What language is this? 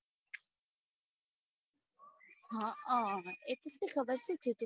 Gujarati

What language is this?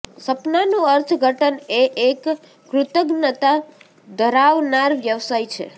Gujarati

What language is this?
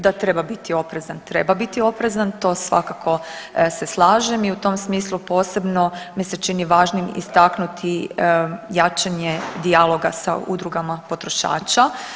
Croatian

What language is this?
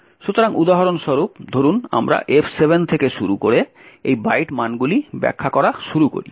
Bangla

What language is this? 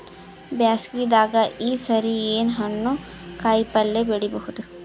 Kannada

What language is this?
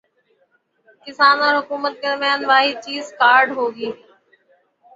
Urdu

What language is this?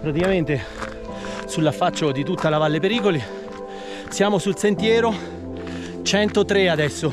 Italian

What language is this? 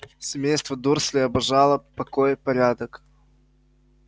Russian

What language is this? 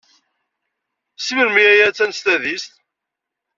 Kabyle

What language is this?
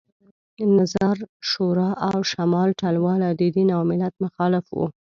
Pashto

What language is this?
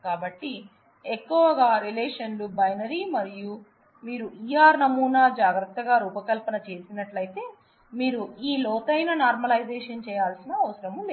Telugu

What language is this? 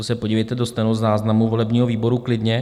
Czech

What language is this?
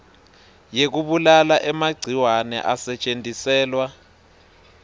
Swati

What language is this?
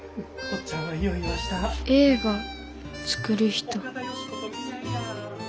Japanese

